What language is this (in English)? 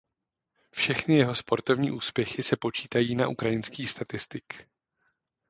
Czech